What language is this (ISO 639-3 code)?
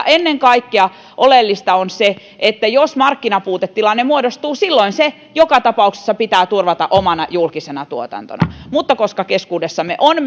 fin